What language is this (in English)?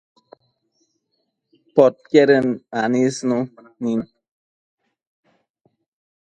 Matsés